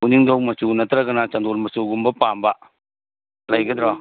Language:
Manipuri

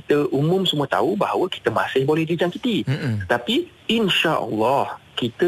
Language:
Malay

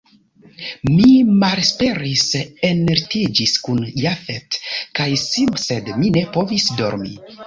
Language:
Esperanto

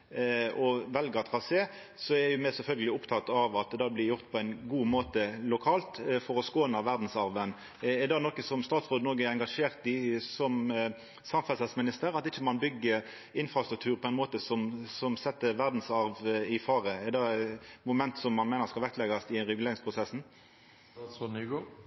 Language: Norwegian Nynorsk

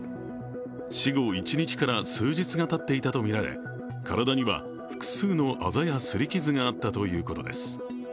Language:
Japanese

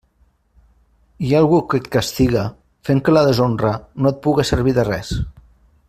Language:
Catalan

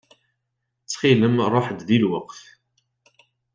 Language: Kabyle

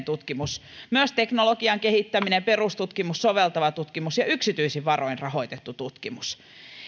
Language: Finnish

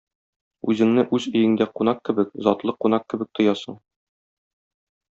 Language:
Tatar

